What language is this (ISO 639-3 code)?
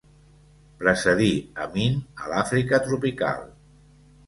cat